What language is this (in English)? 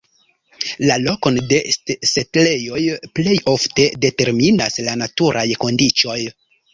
Esperanto